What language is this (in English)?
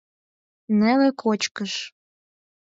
Mari